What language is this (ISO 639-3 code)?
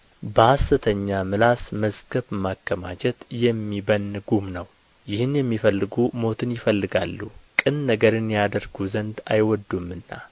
amh